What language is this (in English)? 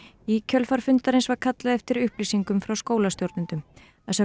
Icelandic